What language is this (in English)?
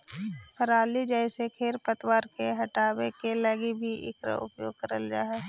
Magahi